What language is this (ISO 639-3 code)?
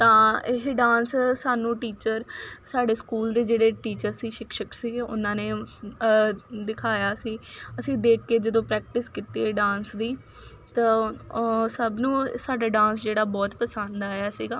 pan